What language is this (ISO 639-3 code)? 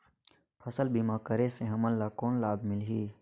hne